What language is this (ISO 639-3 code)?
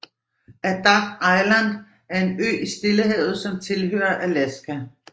dan